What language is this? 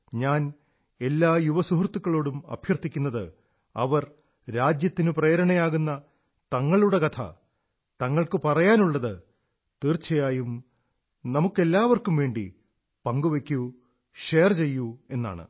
Malayalam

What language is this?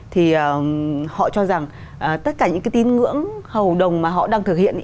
Vietnamese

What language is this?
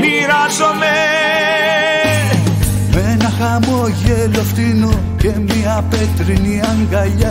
Greek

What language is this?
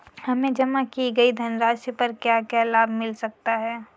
Hindi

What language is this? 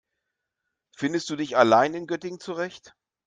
German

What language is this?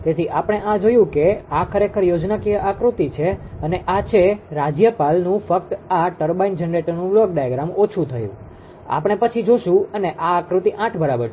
Gujarati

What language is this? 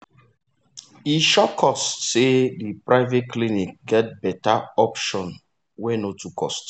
Nigerian Pidgin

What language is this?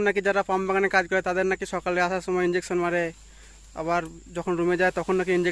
Indonesian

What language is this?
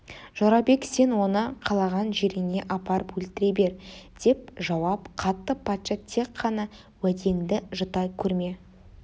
Kazakh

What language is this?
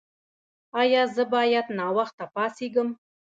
Pashto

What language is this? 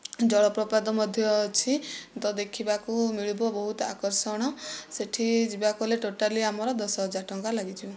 Odia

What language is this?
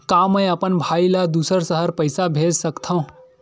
Chhattisgarhi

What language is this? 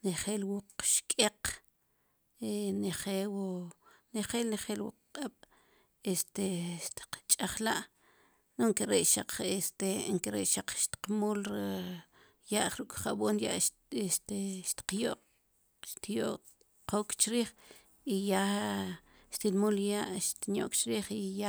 Sipacapense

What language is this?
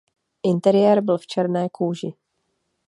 Czech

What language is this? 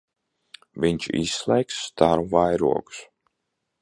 Latvian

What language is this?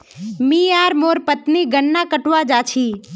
Magahi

